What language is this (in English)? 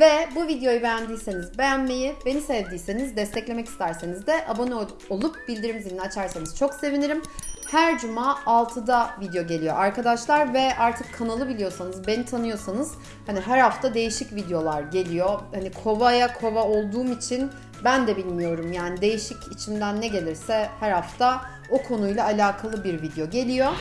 Turkish